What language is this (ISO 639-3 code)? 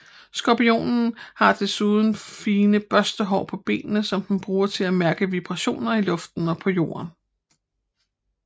dan